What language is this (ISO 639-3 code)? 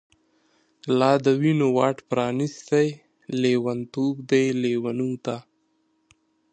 pus